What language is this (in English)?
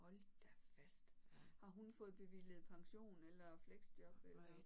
Danish